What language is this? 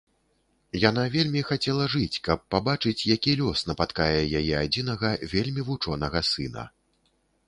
Belarusian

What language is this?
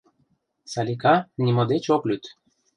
Mari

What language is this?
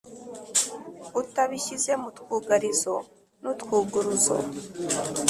Kinyarwanda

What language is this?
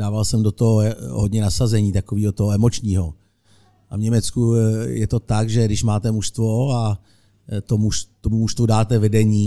Czech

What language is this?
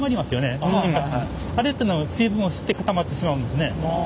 Japanese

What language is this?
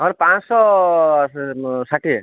Odia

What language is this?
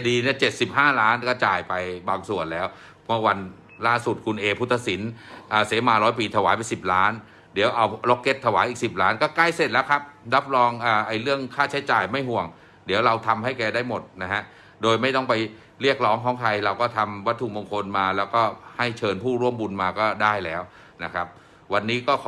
Thai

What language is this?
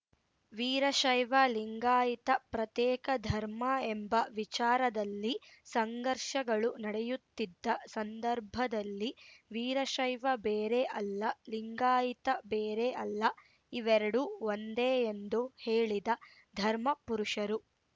Kannada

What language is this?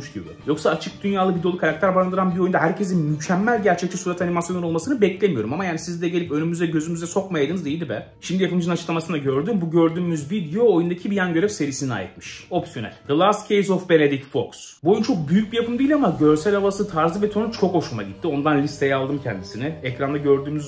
Turkish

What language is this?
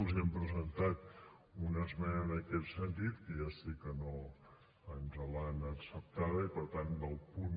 Catalan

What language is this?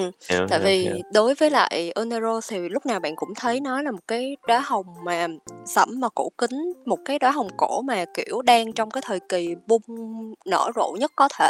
Vietnamese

